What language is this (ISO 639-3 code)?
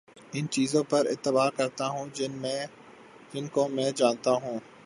urd